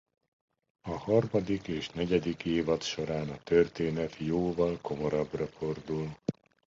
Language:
Hungarian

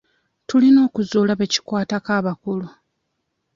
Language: Ganda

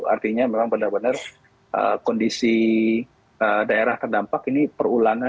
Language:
Indonesian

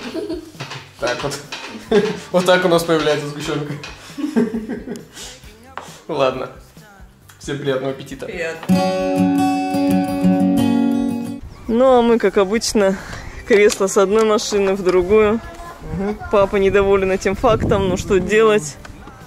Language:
Russian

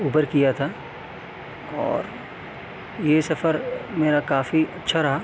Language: Urdu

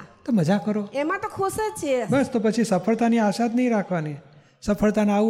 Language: Gujarati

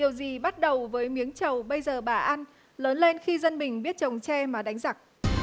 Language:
Vietnamese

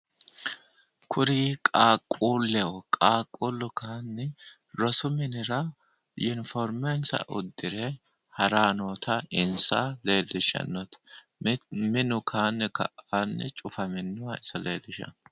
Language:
Sidamo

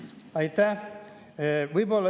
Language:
Estonian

